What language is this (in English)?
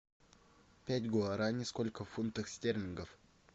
Russian